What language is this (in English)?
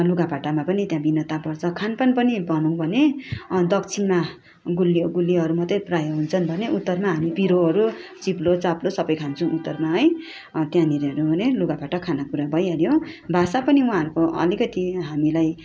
Nepali